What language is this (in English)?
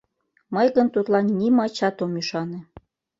Mari